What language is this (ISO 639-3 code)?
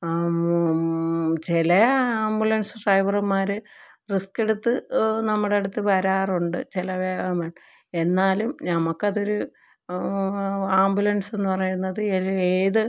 mal